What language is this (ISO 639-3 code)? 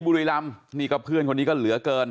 tha